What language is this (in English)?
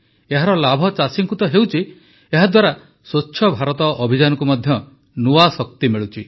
Odia